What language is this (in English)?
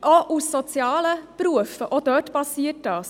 Swiss German